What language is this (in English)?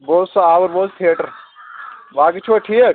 Kashmiri